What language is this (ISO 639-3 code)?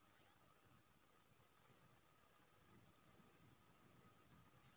mai